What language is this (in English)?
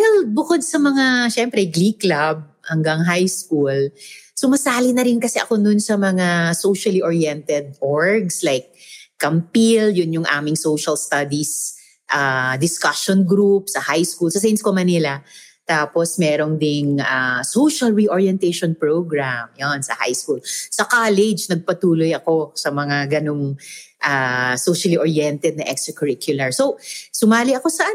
Filipino